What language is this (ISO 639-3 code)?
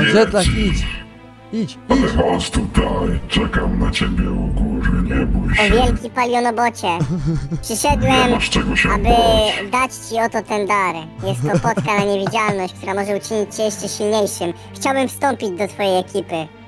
pol